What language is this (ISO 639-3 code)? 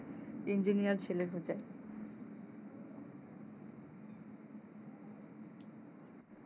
ben